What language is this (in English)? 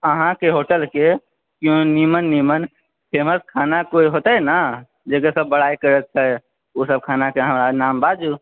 Maithili